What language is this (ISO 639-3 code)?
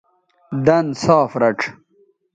btv